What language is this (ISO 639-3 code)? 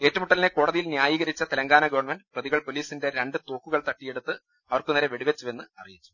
mal